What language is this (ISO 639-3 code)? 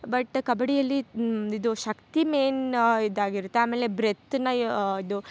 kan